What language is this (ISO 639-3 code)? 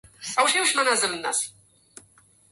ara